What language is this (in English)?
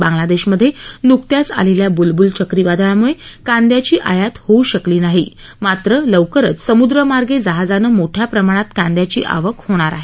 Marathi